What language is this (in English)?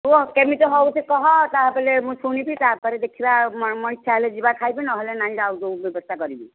Odia